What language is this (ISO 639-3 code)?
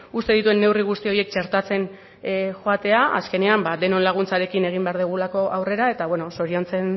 eus